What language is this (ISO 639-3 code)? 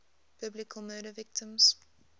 eng